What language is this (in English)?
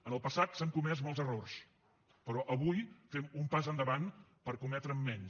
Catalan